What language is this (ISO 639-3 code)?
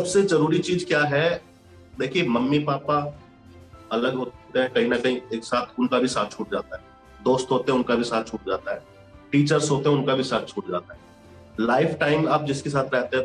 hin